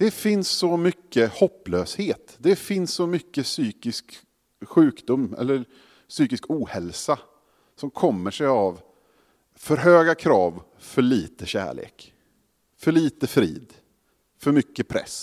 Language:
Swedish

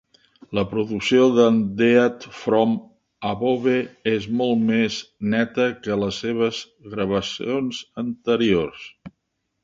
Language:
Catalan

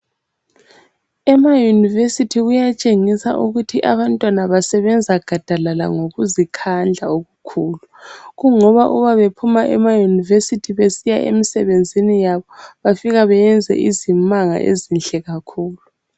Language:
North Ndebele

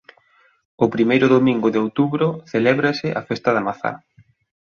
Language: Galician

